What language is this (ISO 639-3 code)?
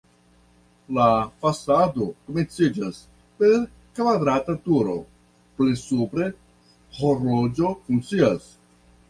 epo